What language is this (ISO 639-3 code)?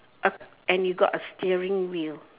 eng